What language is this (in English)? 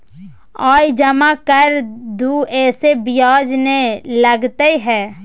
Maithili